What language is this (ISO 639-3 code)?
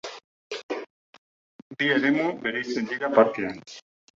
eus